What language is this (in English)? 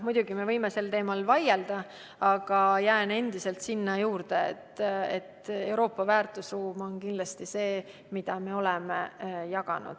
Estonian